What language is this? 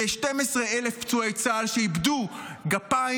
Hebrew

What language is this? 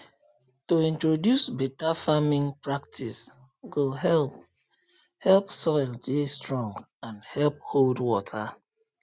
Nigerian Pidgin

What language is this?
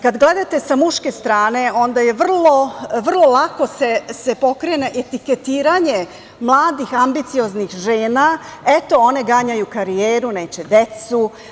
Serbian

